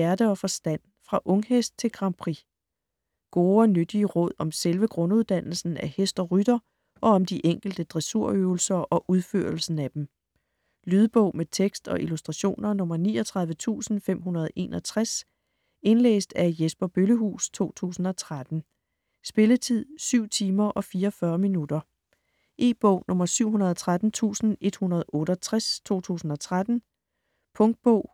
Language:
Danish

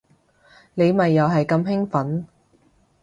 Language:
Cantonese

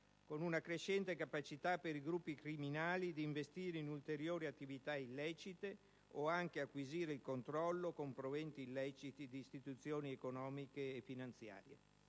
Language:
Italian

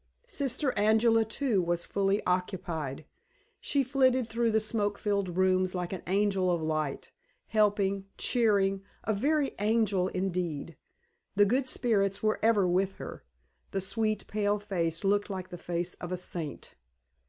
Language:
English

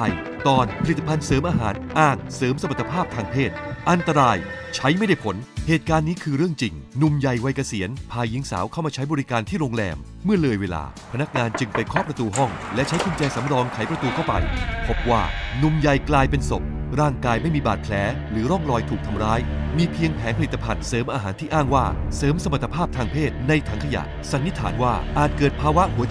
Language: Thai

